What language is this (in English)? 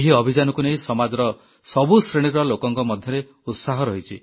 Odia